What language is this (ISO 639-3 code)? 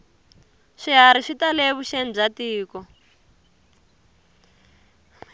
tso